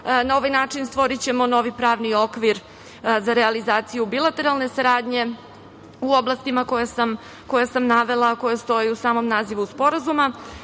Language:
Serbian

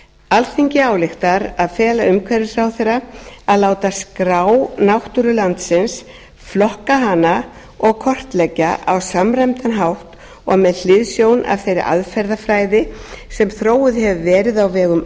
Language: Icelandic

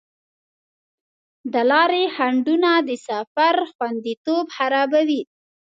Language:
Pashto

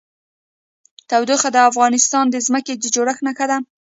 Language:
Pashto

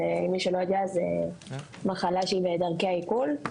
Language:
Hebrew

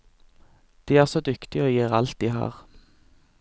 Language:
Norwegian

